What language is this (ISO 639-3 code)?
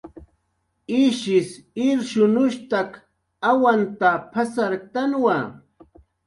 jqr